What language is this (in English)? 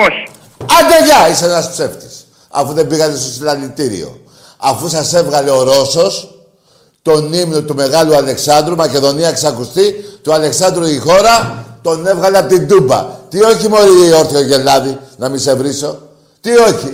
Greek